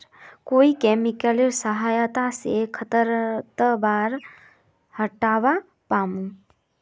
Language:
Magahi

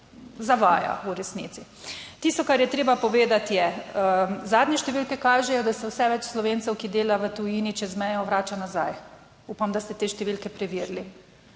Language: Slovenian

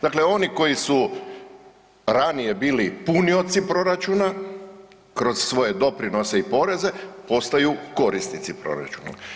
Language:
Croatian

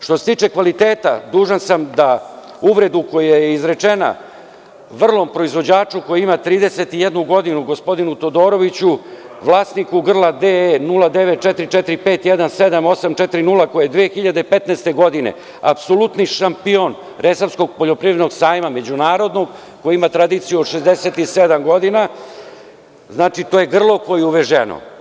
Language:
Serbian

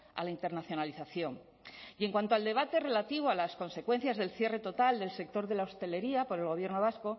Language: Spanish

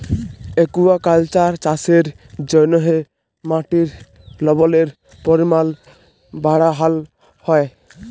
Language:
Bangla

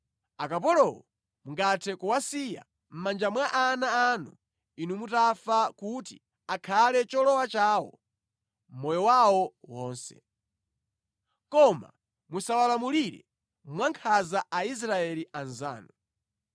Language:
Nyanja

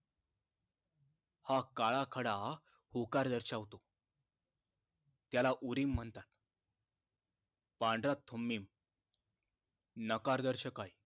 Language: Marathi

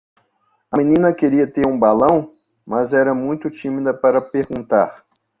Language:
Portuguese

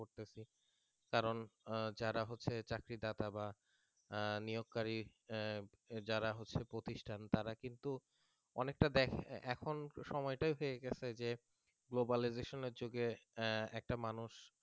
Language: Bangla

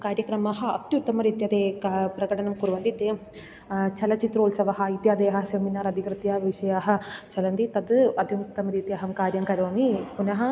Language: Sanskrit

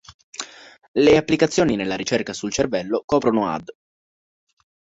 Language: Italian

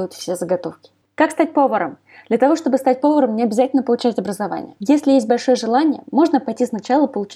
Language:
Russian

